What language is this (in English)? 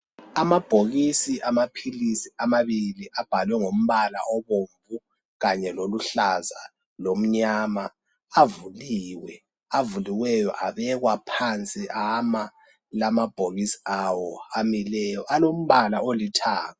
North Ndebele